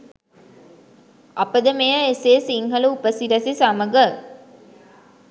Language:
Sinhala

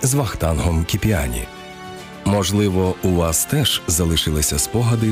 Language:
Ukrainian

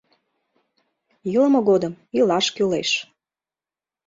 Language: Mari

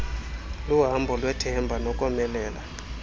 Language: Xhosa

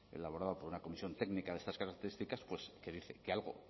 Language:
Spanish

